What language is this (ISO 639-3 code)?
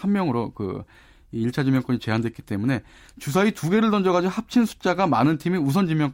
kor